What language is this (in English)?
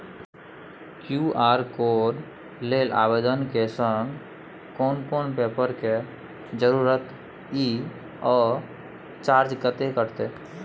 Maithili